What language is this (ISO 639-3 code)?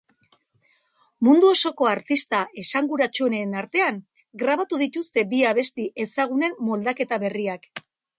eus